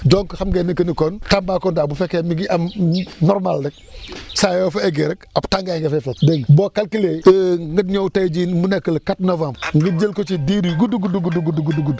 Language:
Wolof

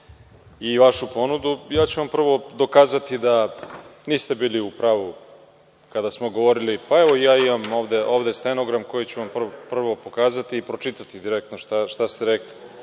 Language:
Serbian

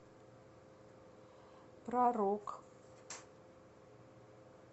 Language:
Russian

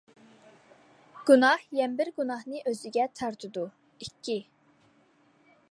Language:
Uyghur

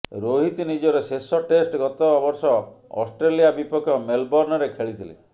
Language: Odia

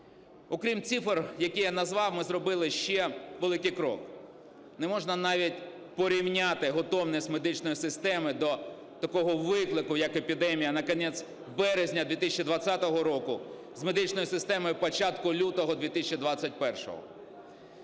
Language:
Ukrainian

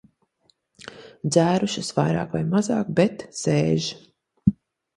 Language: Latvian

